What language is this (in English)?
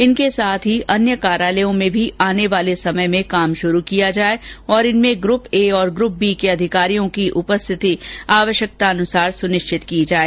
Hindi